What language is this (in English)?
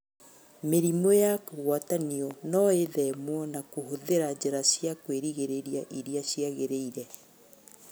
Kikuyu